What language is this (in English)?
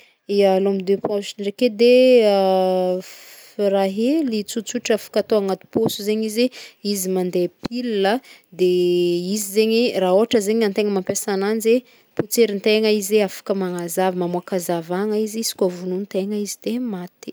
Northern Betsimisaraka Malagasy